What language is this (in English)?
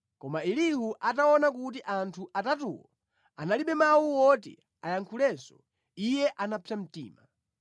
Nyanja